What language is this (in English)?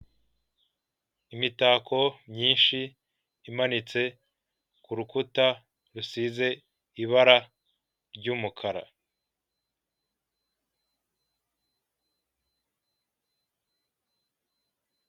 Kinyarwanda